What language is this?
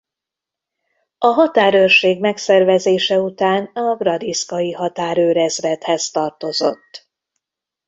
Hungarian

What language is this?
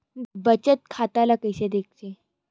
Chhattisgarhi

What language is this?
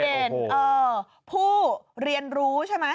Thai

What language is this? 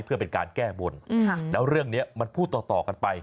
Thai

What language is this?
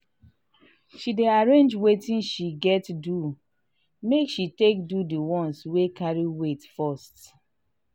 Nigerian Pidgin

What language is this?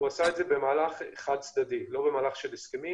Hebrew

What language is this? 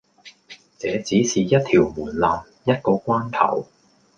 Cantonese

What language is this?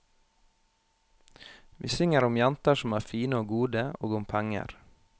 Norwegian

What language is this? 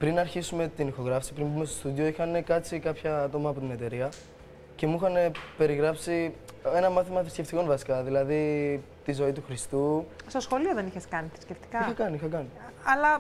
Greek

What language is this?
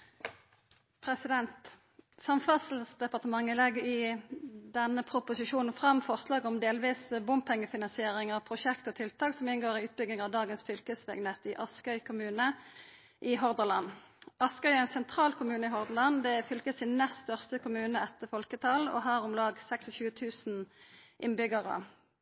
Norwegian Nynorsk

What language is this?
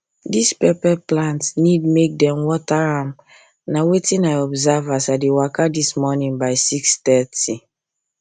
Nigerian Pidgin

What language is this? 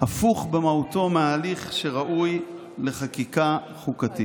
Hebrew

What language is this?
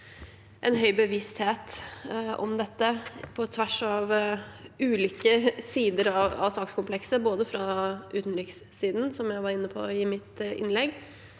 Norwegian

